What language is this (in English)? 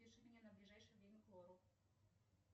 Russian